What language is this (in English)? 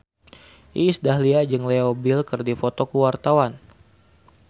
Sundanese